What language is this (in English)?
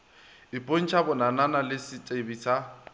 Northern Sotho